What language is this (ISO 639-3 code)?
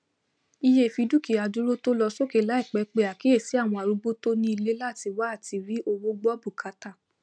yor